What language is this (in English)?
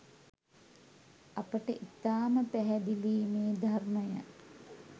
Sinhala